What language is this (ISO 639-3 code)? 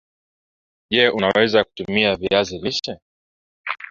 swa